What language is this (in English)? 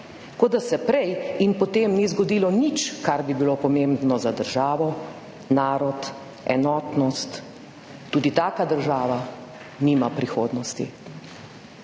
Slovenian